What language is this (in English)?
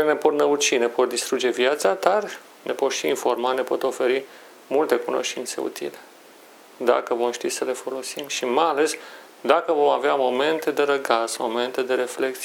Romanian